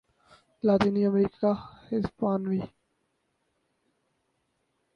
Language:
Urdu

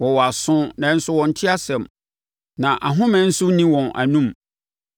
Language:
Akan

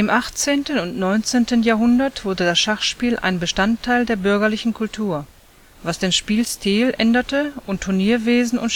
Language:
German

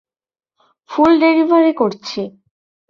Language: Bangla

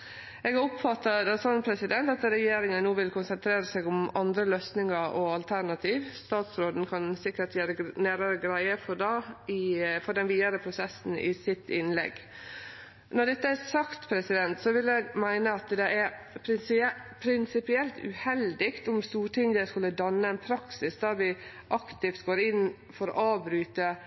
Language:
Norwegian Nynorsk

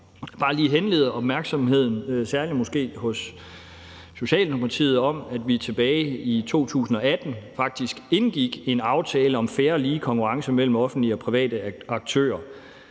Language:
Danish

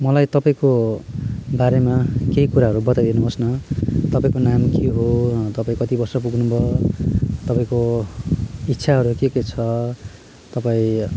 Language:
Nepali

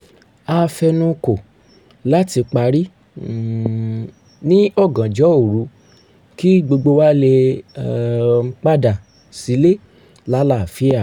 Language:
Yoruba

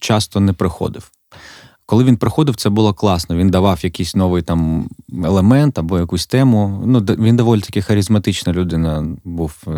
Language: Ukrainian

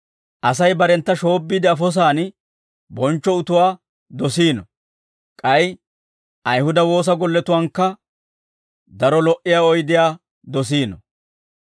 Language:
Dawro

